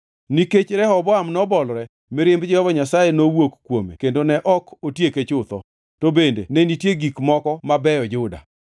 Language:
Luo (Kenya and Tanzania)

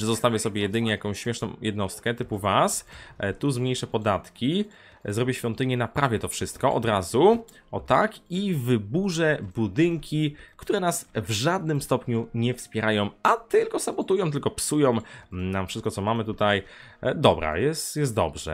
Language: Polish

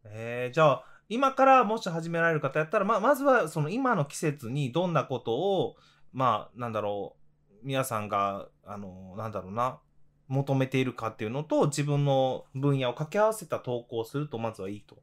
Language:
Japanese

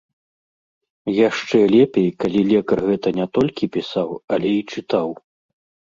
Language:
Belarusian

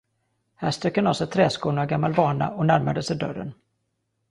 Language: Swedish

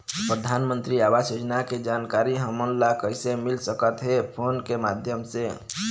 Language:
Chhattisgarhi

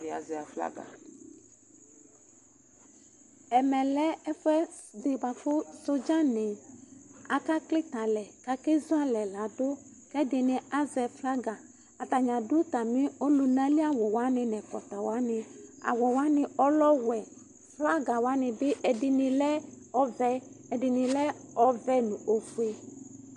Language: Ikposo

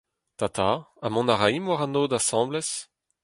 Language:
Breton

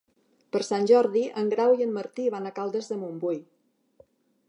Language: Catalan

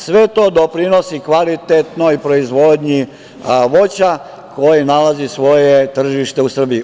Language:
Serbian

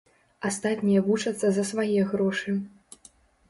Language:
Belarusian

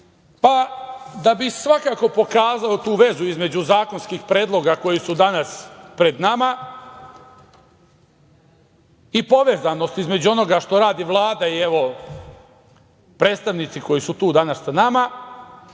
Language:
Serbian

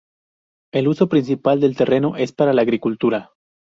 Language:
Spanish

